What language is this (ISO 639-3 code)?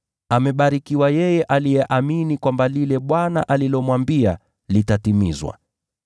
swa